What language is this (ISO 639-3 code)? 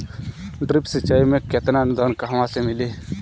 bho